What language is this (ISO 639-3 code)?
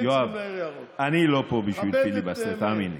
heb